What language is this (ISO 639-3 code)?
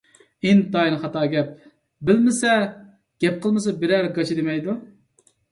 uig